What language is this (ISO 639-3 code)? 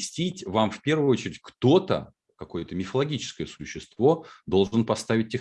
rus